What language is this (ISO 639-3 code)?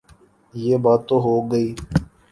urd